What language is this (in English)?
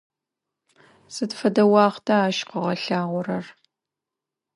Adyghe